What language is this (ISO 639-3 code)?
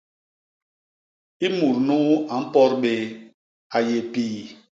bas